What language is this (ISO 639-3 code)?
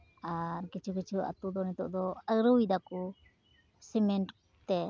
sat